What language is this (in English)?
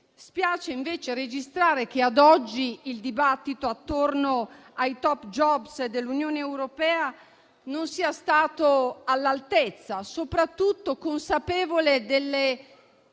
Italian